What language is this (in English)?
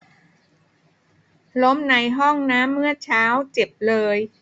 Thai